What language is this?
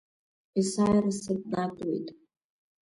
Abkhazian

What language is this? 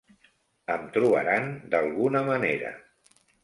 Catalan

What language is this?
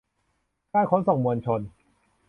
Thai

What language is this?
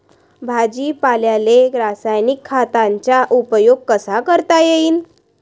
Marathi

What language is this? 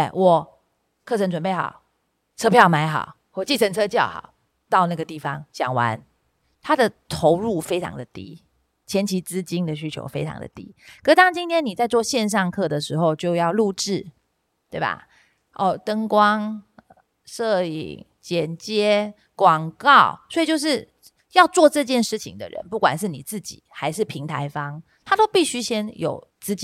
Chinese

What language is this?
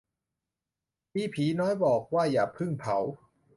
Thai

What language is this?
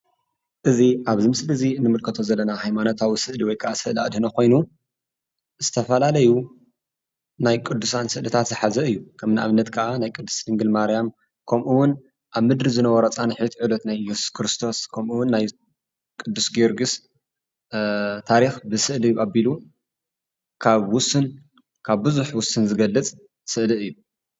Tigrinya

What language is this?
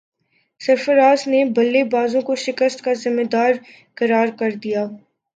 Urdu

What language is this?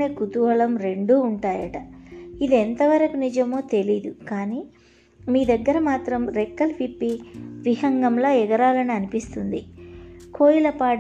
Telugu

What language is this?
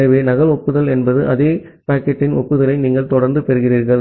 Tamil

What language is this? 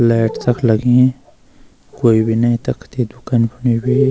Garhwali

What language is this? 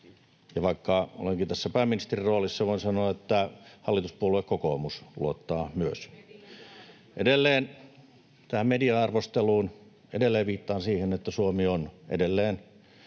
Finnish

